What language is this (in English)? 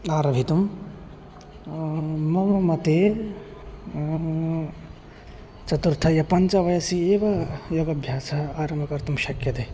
Sanskrit